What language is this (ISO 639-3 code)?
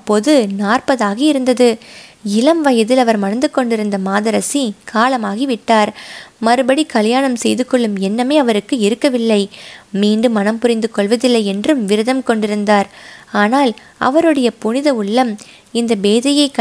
tam